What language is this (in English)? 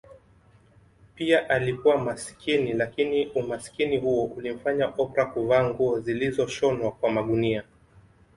Swahili